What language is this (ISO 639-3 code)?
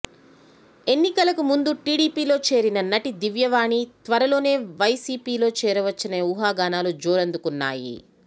tel